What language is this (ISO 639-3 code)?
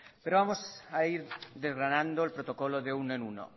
spa